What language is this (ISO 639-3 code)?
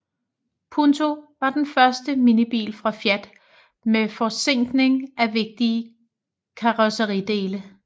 dan